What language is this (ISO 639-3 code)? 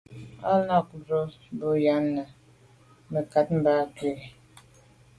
byv